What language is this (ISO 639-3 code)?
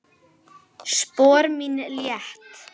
isl